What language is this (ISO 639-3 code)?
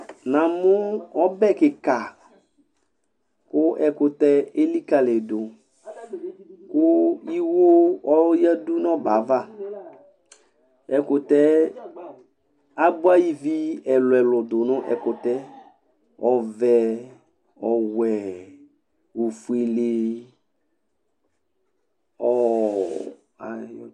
kpo